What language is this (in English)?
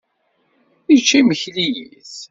Kabyle